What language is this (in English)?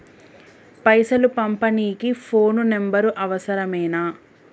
Telugu